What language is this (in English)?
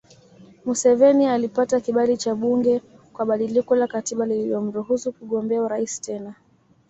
Swahili